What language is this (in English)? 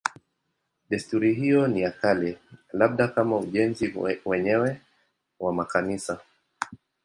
Swahili